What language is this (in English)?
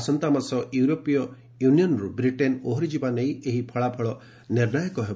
Odia